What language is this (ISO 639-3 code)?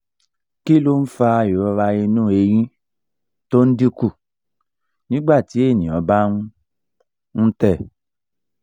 yor